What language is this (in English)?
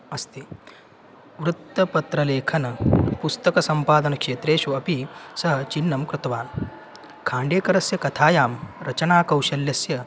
Sanskrit